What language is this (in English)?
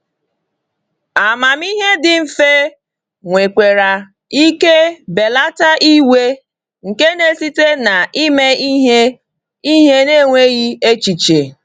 Igbo